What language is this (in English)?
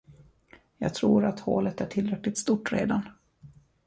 Swedish